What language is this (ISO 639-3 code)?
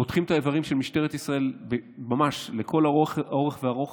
heb